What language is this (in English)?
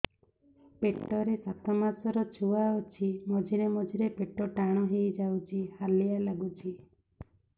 Odia